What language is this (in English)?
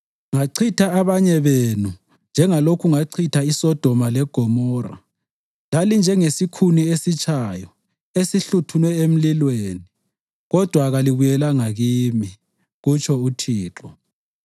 North Ndebele